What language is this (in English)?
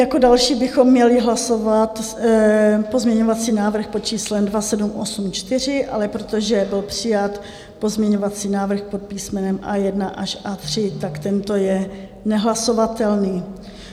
Czech